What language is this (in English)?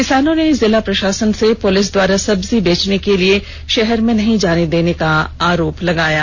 Hindi